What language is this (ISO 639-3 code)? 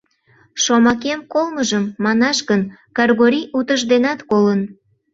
chm